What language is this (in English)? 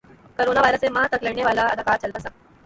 Urdu